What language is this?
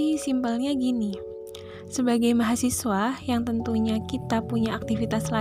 Indonesian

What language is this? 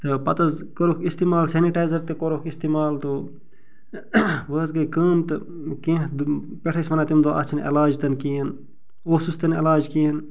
Kashmiri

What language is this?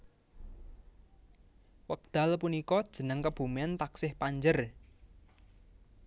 Javanese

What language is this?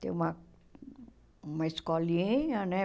Portuguese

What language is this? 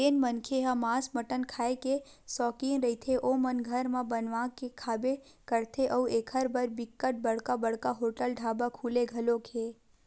Chhattisgarhi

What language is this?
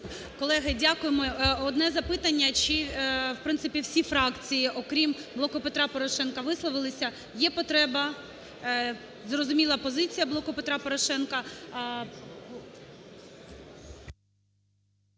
Ukrainian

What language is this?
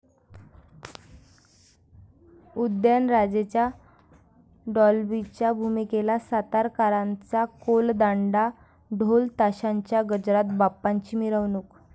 Marathi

